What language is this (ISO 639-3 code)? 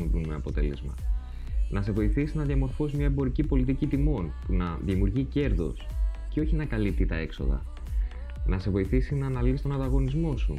ell